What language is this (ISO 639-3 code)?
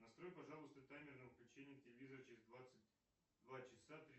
rus